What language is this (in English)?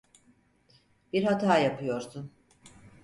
Turkish